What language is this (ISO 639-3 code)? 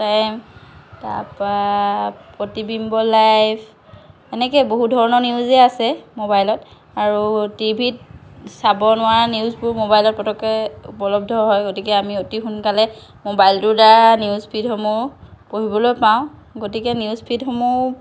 asm